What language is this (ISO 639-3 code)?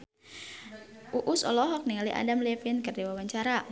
sun